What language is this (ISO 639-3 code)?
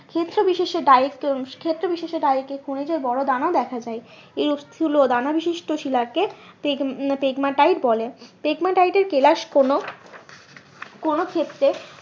ben